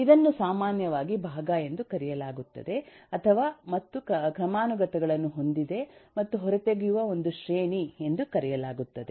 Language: Kannada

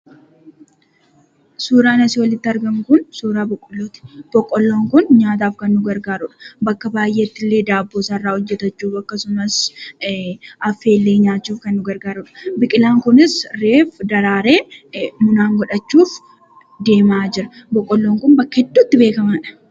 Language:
Oromo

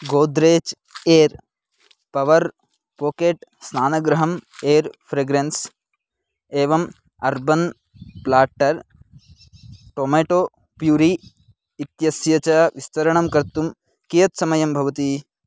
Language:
Sanskrit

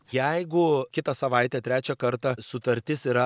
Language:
Lithuanian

